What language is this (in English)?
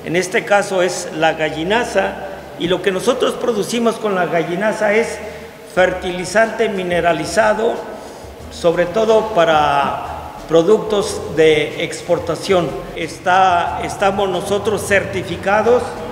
Spanish